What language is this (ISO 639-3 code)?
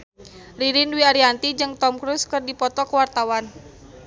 sun